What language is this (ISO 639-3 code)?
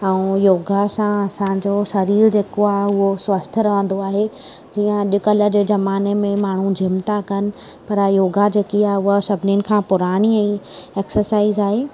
snd